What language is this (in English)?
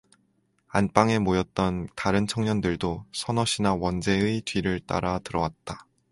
Korean